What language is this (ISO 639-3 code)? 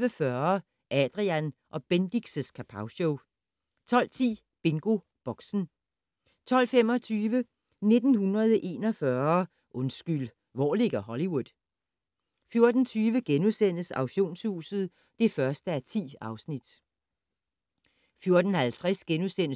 dan